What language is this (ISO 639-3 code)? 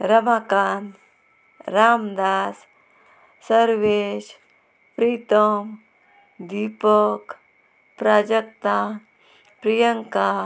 kok